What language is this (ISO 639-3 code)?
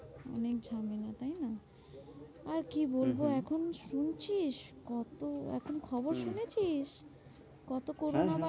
ben